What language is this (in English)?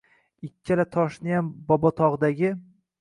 Uzbek